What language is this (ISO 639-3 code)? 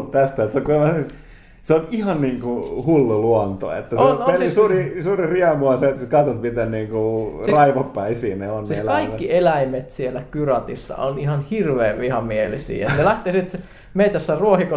fin